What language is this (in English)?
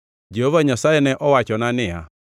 Luo (Kenya and Tanzania)